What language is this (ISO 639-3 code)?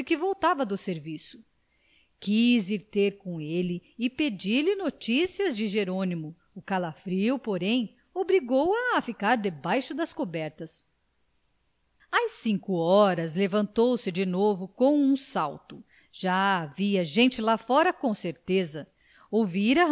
por